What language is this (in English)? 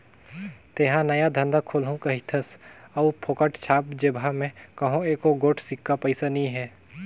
Chhattisgarhi